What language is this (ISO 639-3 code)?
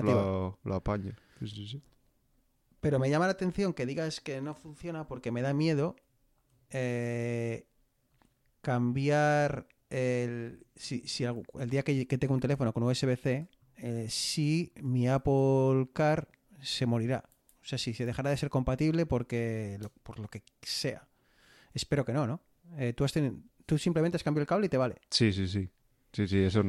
spa